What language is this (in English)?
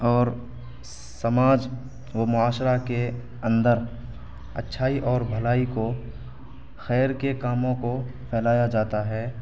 Urdu